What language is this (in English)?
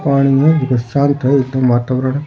Rajasthani